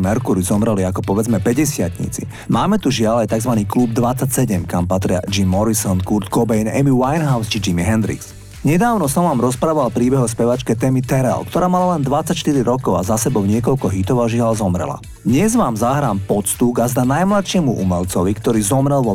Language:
Slovak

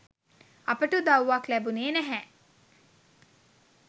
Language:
Sinhala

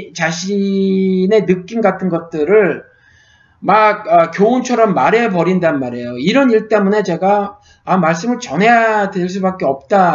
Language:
Korean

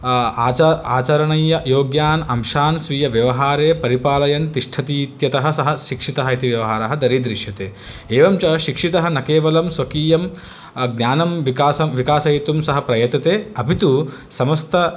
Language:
Sanskrit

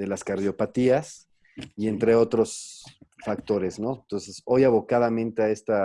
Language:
Spanish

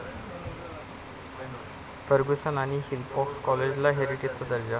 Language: Marathi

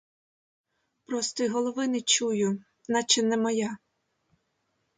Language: Ukrainian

